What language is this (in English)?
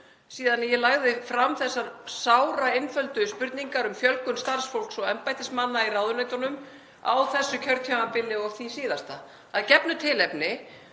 Icelandic